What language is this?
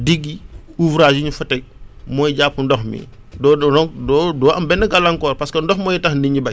Wolof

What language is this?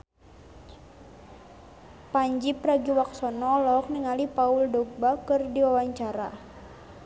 Sundanese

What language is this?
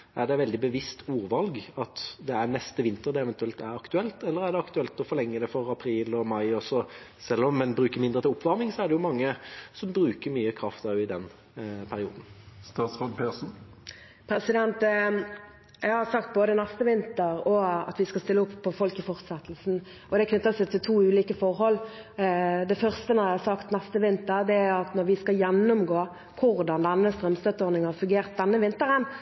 Norwegian Bokmål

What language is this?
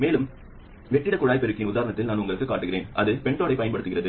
Tamil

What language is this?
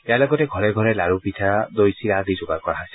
Assamese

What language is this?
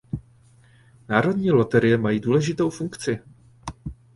Czech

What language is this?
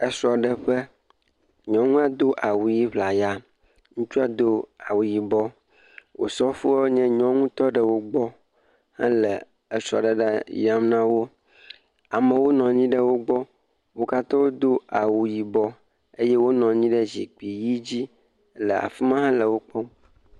Ewe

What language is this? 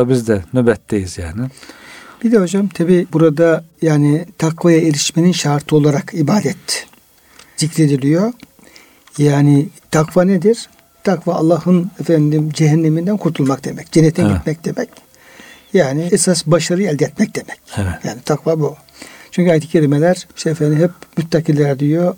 Turkish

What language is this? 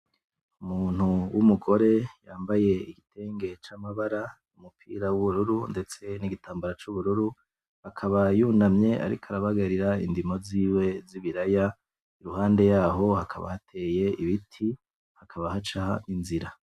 Rundi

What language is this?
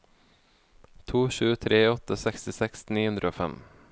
Norwegian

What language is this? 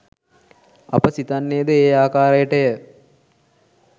Sinhala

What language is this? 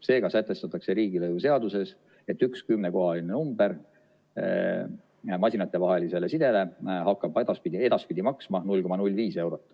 Estonian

